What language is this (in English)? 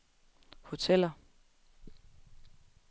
Danish